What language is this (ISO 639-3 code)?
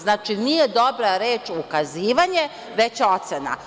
srp